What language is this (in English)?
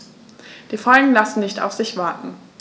German